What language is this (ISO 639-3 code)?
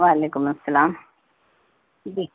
urd